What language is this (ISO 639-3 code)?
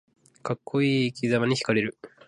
jpn